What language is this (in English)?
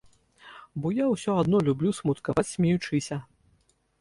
Belarusian